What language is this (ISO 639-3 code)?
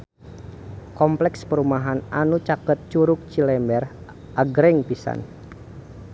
sun